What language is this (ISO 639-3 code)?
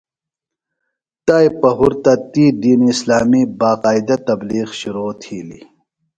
phl